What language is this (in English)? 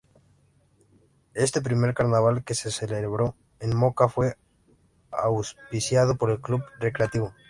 Spanish